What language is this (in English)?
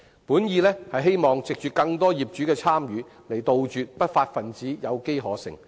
Cantonese